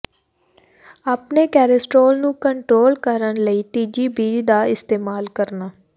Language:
Punjabi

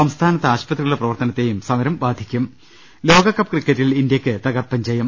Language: Malayalam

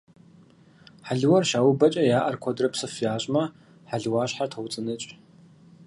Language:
Kabardian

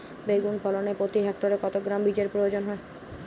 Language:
Bangla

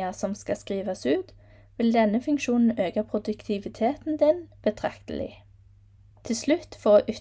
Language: Norwegian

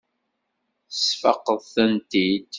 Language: Kabyle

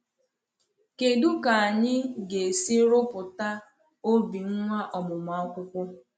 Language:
Igbo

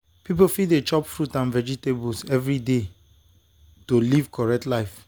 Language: Nigerian Pidgin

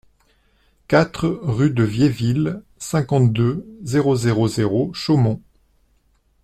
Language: French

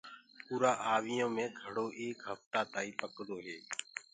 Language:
Gurgula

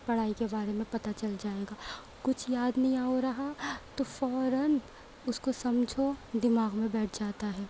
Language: Urdu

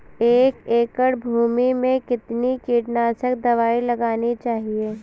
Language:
Hindi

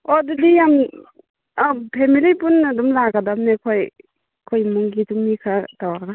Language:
Manipuri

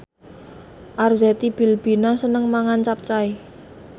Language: Javanese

